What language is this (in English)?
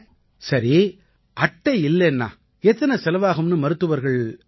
Tamil